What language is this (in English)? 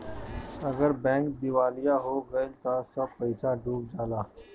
Bhojpuri